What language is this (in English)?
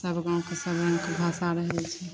Maithili